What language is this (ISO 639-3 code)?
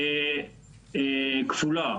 heb